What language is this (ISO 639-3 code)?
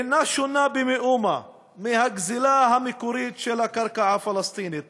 heb